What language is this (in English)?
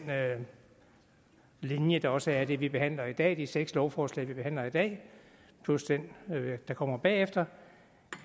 Danish